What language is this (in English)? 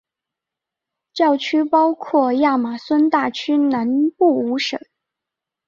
Chinese